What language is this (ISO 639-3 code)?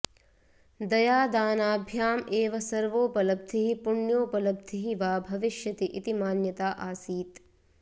san